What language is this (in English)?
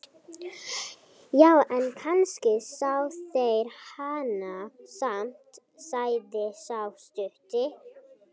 Icelandic